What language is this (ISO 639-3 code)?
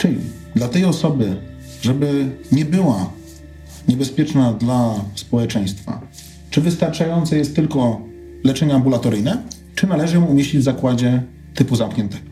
pol